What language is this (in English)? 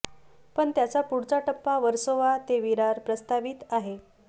Marathi